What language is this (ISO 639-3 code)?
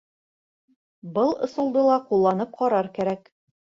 bak